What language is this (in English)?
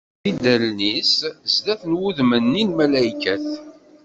Kabyle